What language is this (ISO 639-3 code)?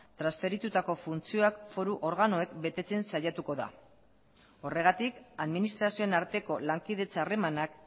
eus